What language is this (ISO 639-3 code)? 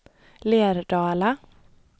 swe